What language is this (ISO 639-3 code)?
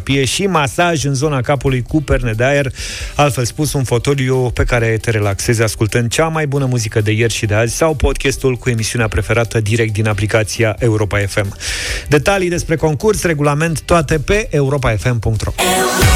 ron